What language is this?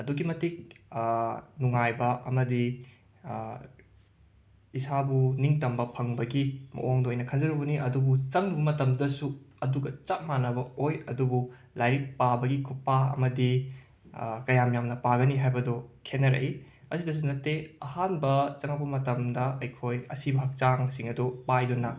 Manipuri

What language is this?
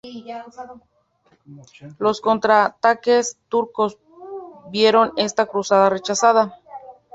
Spanish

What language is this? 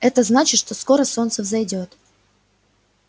Russian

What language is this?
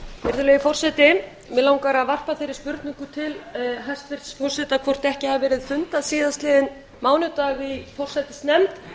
Icelandic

